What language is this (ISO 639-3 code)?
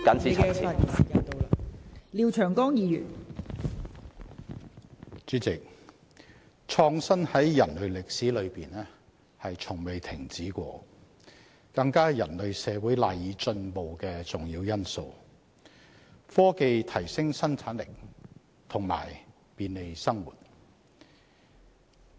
yue